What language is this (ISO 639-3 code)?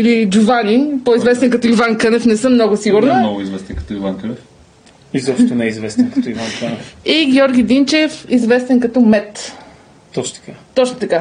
bul